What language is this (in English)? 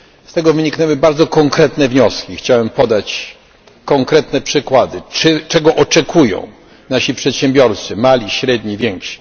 Polish